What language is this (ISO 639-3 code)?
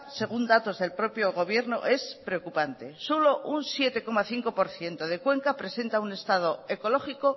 spa